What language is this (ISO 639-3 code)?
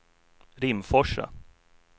swe